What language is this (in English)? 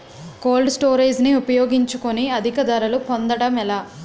Telugu